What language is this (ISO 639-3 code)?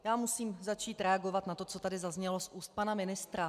ces